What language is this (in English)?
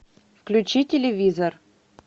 Russian